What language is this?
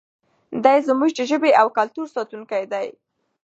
Pashto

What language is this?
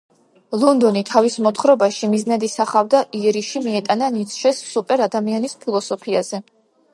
Georgian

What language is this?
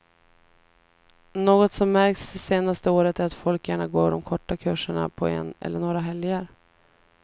Swedish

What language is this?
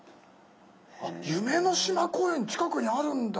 Japanese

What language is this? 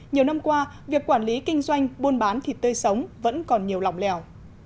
Vietnamese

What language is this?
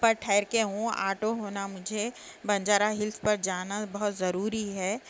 Urdu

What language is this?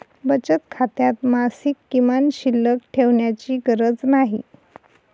Marathi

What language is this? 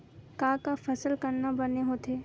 Chhattisgarhi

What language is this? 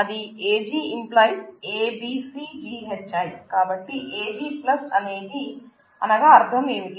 Telugu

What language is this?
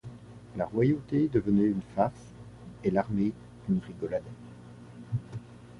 French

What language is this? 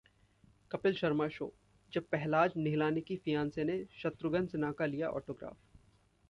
Hindi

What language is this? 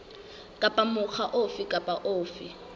Southern Sotho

